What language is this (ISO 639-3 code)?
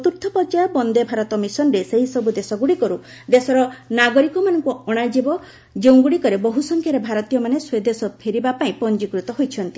ori